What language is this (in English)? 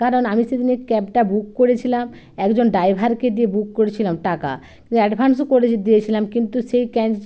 Bangla